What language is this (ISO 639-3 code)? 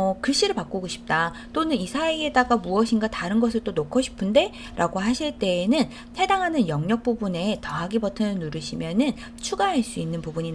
kor